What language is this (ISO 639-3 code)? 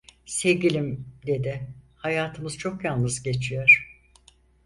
tur